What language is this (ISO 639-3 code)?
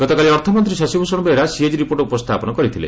ori